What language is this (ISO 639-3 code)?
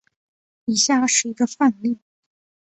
zho